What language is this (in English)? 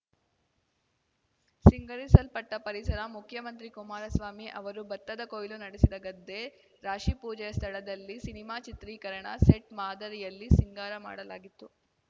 Kannada